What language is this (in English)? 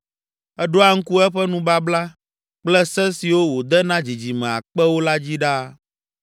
Ewe